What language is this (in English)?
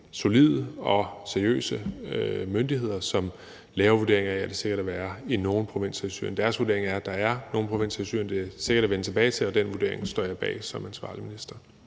Danish